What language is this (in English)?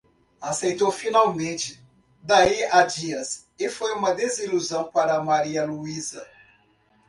Portuguese